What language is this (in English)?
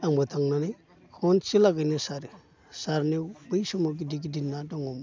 Bodo